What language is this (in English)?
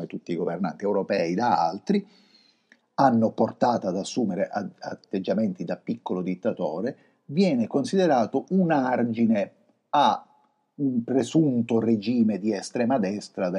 Italian